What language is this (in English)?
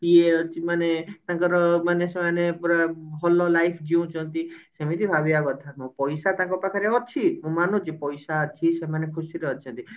Odia